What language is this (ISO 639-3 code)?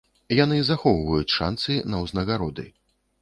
bel